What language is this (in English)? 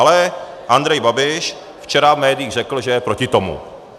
Czech